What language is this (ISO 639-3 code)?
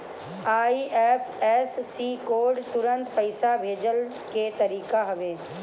bho